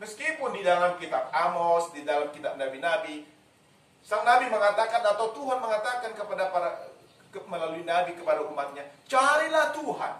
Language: Indonesian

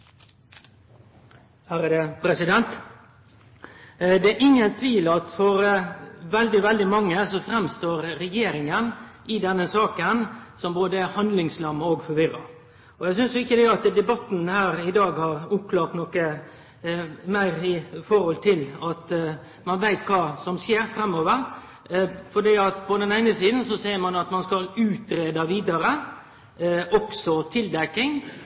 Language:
Norwegian Nynorsk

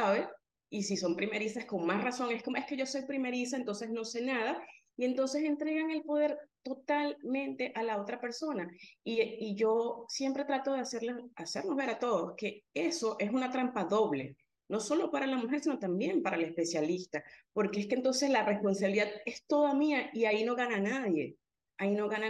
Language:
Spanish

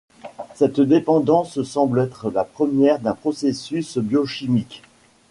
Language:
French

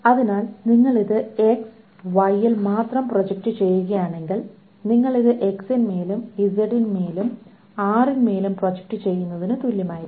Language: Malayalam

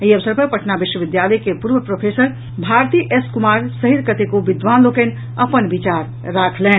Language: Maithili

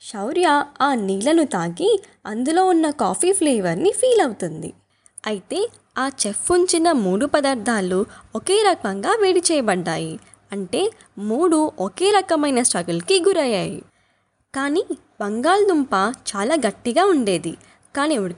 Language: Telugu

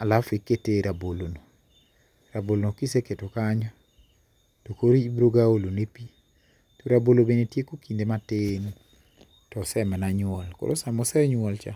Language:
Luo (Kenya and Tanzania)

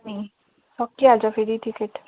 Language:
Nepali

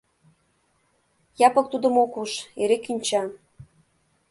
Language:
Mari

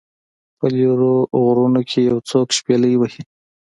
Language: Pashto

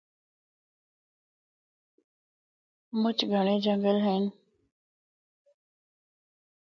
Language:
Northern Hindko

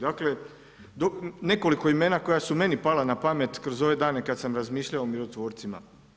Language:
Croatian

